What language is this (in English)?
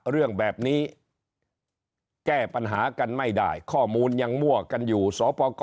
Thai